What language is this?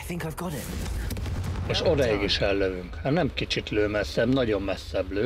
Hungarian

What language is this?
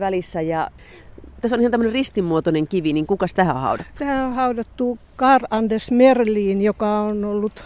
Finnish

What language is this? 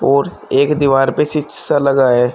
Hindi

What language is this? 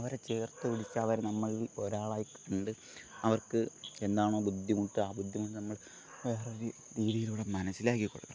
Malayalam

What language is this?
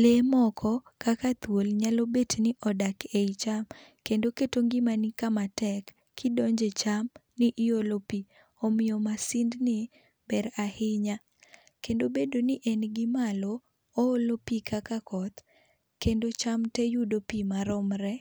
Luo (Kenya and Tanzania)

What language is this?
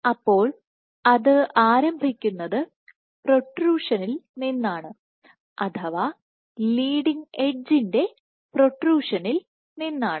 Malayalam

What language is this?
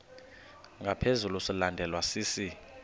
Xhosa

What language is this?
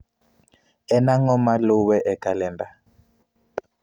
Luo (Kenya and Tanzania)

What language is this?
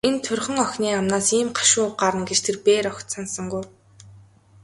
Mongolian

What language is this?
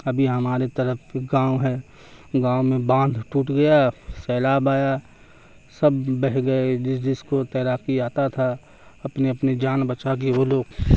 Urdu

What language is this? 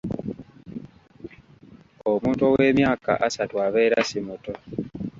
Ganda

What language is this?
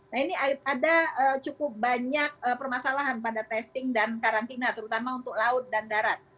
Indonesian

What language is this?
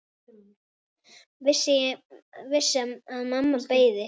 Icelandic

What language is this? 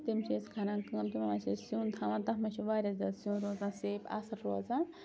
Kashmiri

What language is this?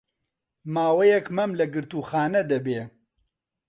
Central Kurdish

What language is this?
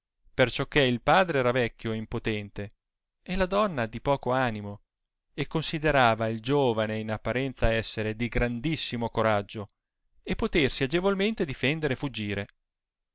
Italian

